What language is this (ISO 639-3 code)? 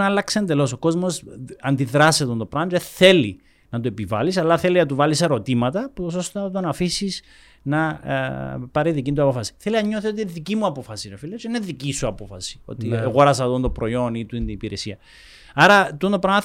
ell